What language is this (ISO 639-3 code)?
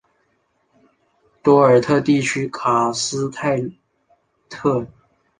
zho